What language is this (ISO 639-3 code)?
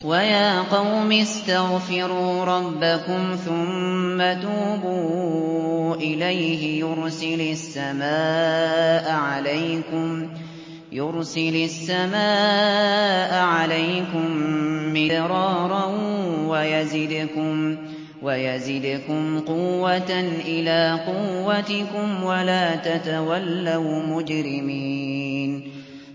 ara